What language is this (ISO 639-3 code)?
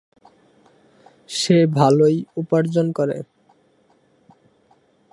ben